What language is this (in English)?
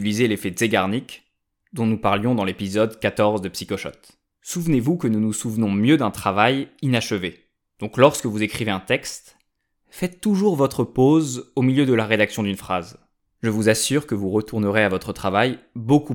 French